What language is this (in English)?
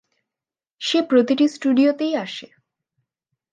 Bangla